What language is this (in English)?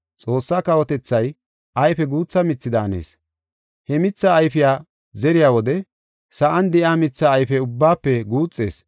Gofa